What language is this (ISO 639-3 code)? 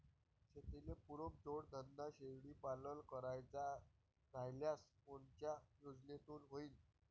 mar